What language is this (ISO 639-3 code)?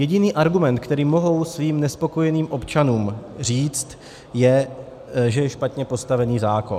ces